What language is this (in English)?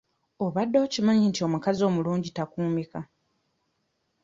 Ganda